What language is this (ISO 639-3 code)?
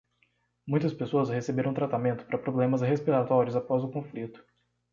por